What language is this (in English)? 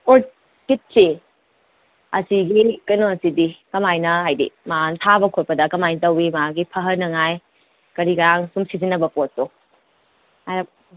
Manipuri